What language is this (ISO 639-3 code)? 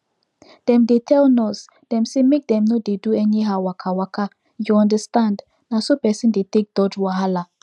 pcm